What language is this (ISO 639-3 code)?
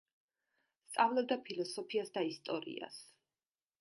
kat